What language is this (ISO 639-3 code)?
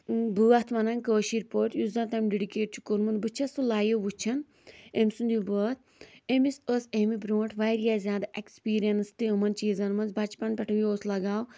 kas